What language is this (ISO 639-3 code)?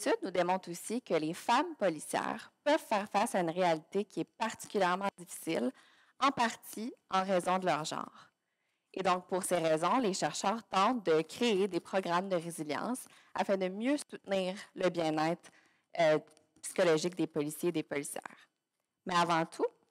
fra